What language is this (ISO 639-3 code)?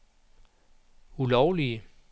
dan